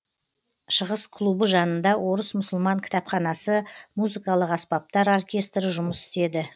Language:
Kazakh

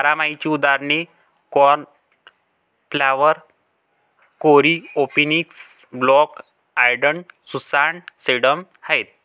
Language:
Marathi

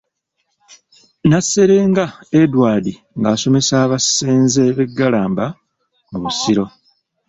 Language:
Ganda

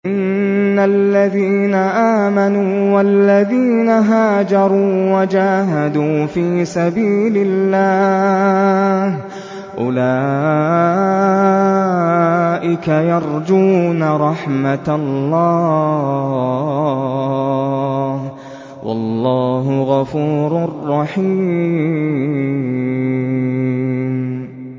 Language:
Arabic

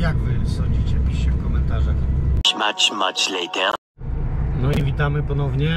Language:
Polish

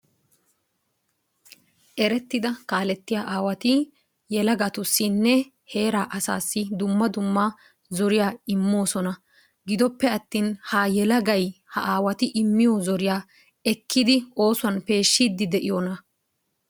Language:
Wolaytta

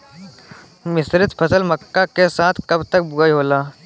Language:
Bhojpuri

